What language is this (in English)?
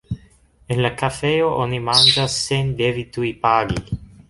Esperanto